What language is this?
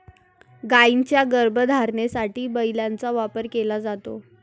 Marathi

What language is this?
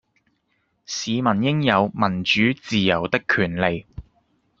Cantonese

